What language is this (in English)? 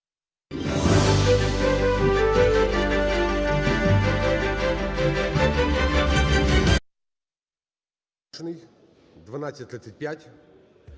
Ukrainian